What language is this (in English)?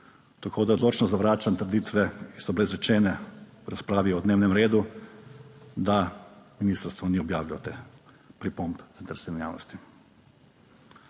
Slovenian